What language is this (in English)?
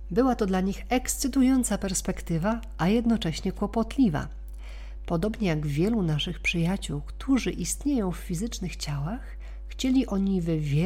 Polish